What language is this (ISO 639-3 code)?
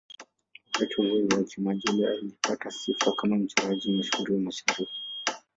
swa